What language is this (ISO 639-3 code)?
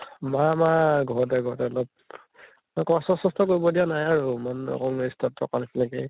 asm